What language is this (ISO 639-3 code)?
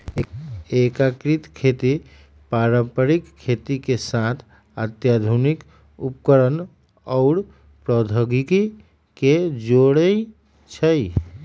mag